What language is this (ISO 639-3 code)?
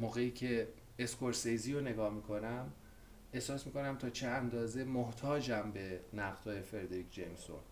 fas